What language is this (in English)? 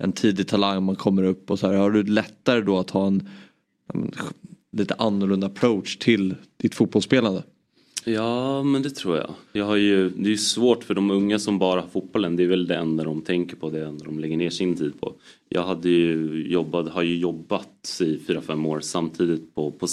Swedish